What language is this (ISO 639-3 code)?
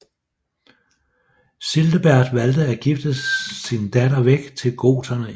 dan